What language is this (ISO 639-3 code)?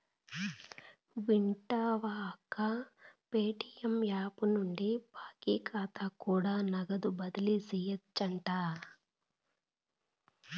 tel